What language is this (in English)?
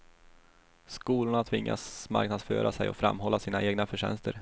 Swedish